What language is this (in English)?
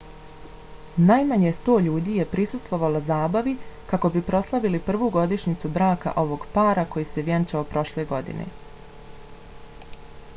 Bosnian